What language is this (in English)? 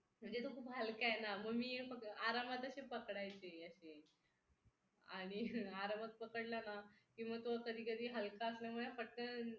Marathi